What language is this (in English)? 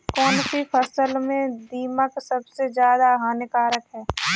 Hindi